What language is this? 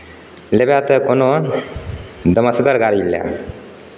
Maithili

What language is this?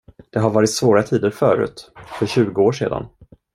Swedish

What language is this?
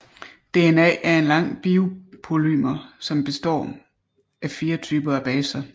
Danish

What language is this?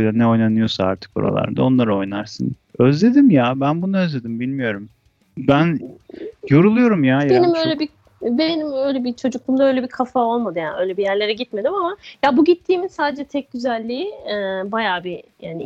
Turkish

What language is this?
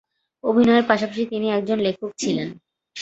Bangla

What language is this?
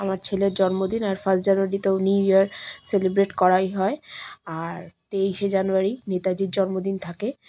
Bangla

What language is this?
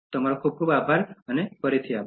Gujarati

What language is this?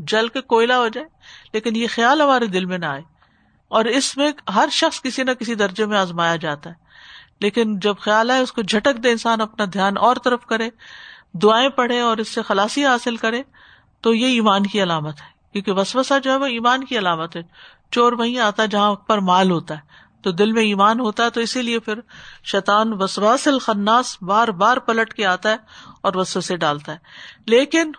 Urdu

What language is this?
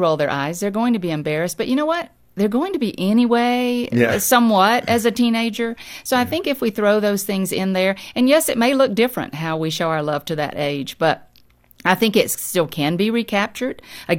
English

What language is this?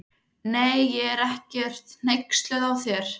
Icelandic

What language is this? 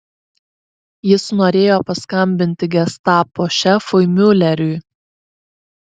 Lithuanian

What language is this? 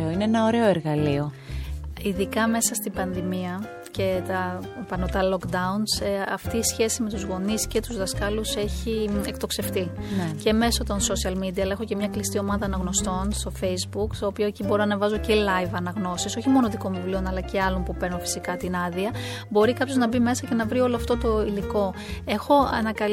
Greek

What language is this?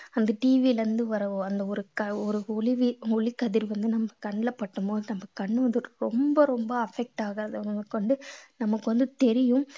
Tamil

